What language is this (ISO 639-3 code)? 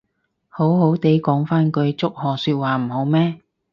yue